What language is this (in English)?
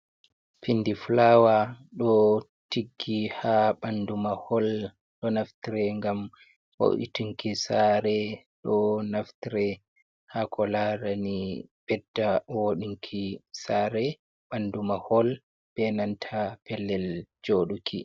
Fula